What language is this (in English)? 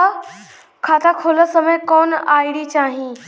Bhojpuri